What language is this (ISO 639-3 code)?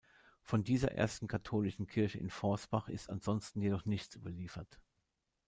deu